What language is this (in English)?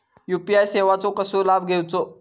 Marathi